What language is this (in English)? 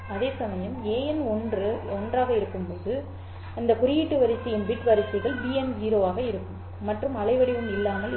Tamil